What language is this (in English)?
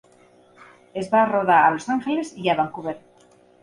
Catalan